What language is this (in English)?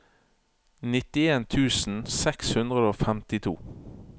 Norwegian